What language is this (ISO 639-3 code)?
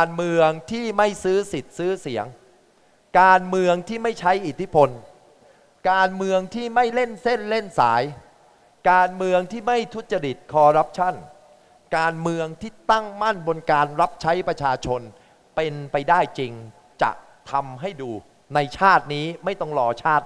tha